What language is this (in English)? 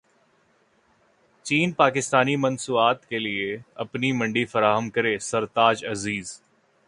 Urdu